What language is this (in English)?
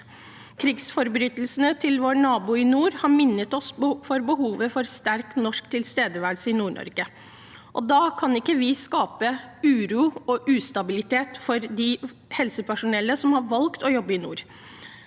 Norwegian